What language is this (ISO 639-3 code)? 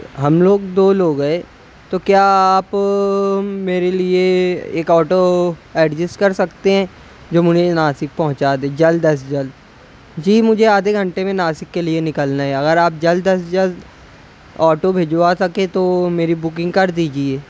urd